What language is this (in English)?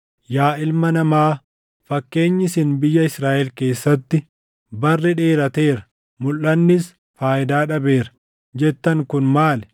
Oromo